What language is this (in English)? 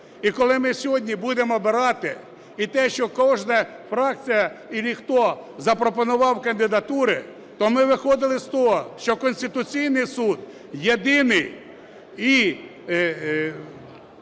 Ukrainian